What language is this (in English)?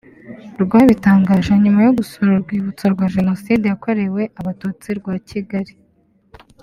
Kinyarwanda